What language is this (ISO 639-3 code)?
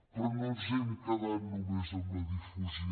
cat